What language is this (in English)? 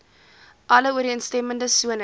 Afrikaans